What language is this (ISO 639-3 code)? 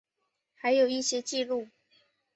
zho